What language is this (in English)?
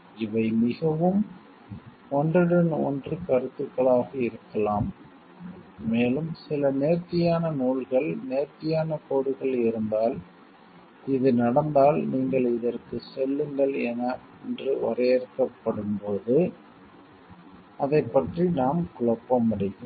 Tamil